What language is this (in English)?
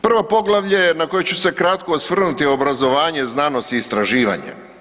Croatian